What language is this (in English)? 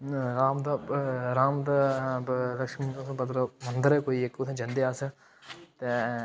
Dogri